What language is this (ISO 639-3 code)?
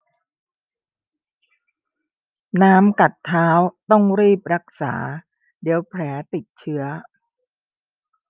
tha